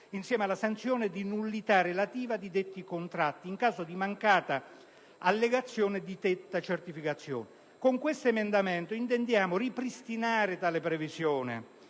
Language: Italian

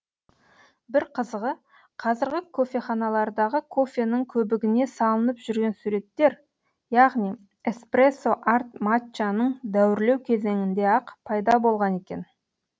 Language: Kazakh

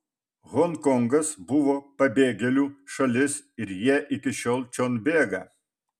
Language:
Lithuanian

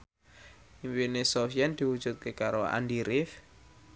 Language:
Javanese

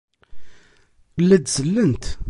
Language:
Kabyle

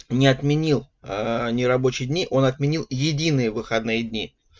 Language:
Russian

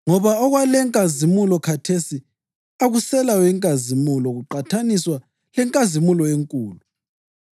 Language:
North Ndebele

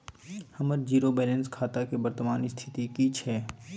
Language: Maithili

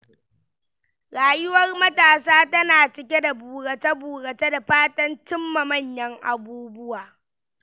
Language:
Hausa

